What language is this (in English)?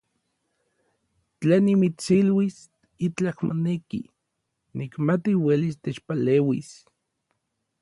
Orizaba Nahuatl